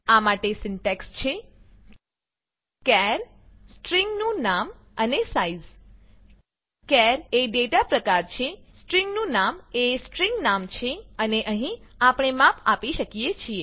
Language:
Gujarati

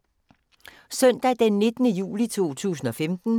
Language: Danish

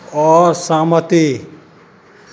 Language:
Maithili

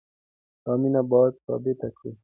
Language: Pashto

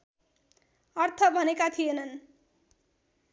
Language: Nepali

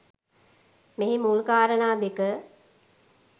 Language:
Sinhala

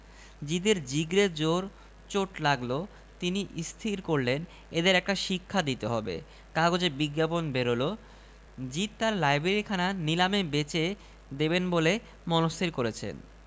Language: Bangla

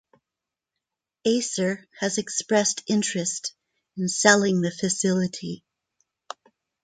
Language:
English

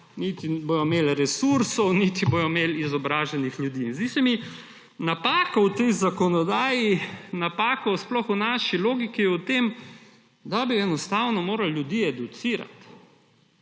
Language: Slovenian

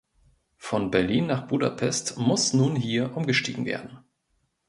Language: German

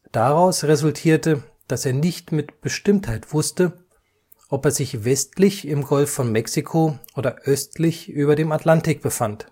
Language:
German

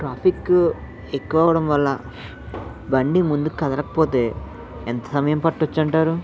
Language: Telugu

